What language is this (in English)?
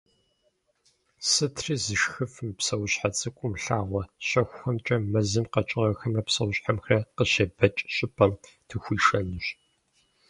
Kabardian